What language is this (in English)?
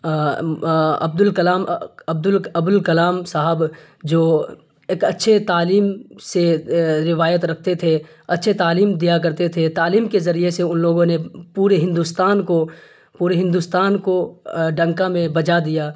Urdu